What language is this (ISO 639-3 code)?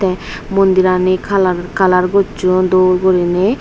ccp